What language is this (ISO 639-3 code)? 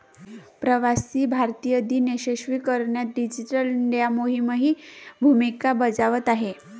mar